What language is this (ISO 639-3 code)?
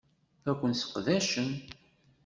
kab